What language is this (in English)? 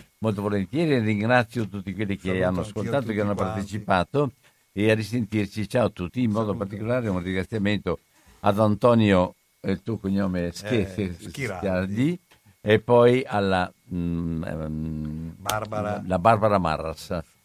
Italian